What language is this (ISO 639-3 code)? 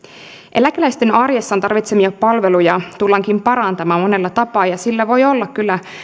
fin